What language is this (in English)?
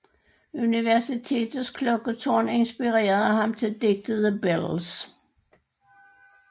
Danish